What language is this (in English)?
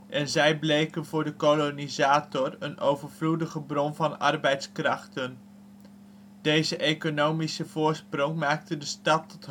Dutch